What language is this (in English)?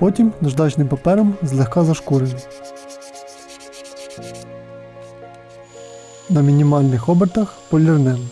Ukrainian